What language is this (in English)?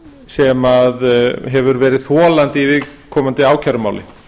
Icelandic